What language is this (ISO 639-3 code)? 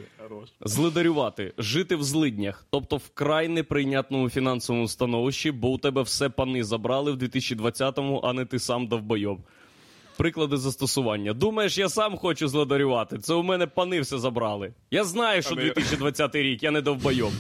ukr